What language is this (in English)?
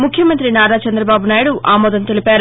Telugu